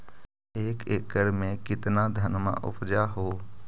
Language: Magahi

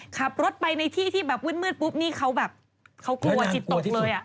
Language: Thai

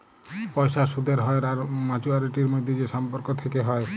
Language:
Bangla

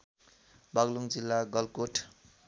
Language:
Nepali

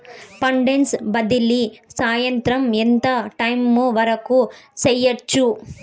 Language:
Telugu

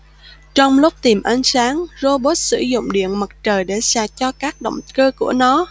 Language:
Vietnamese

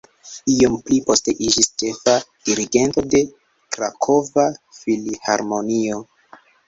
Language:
Esperanto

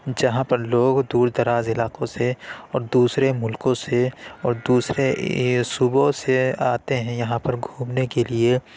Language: Urdu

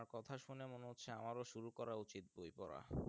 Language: Bangla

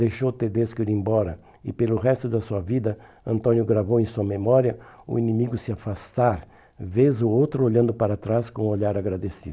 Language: Portuguese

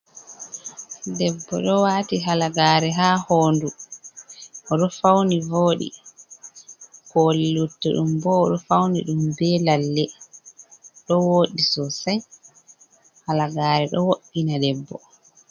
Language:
Fula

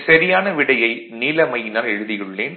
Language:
Tamil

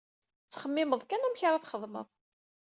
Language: Kabyle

